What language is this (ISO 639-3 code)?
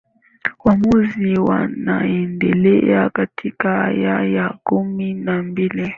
swa